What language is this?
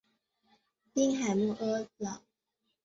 Chinese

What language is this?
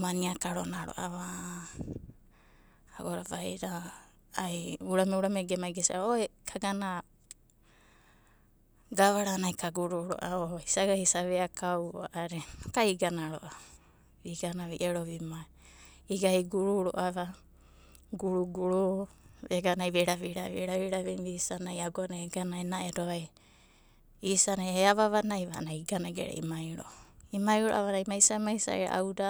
Abadi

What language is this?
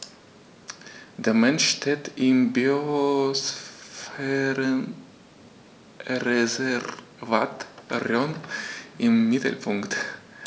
German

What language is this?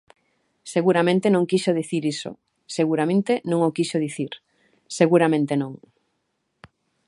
Galician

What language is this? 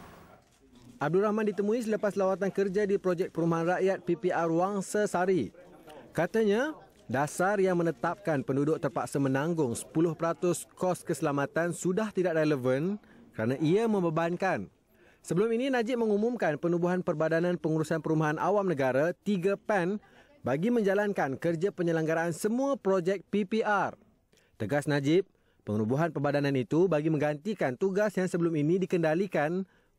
Malay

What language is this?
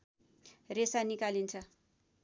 Nepali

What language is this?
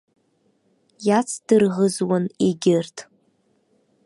Abkhazian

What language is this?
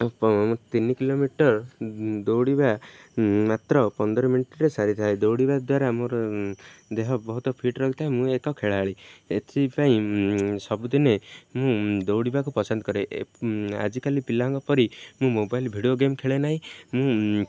Odia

